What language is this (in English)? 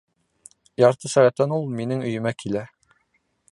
Bashkir